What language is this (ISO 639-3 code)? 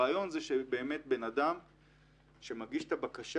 heb